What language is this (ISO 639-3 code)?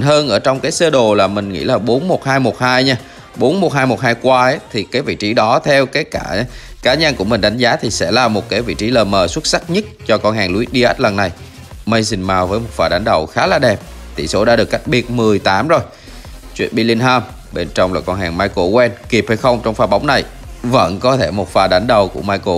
vie